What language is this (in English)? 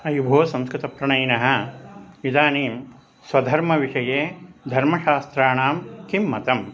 Sanskrit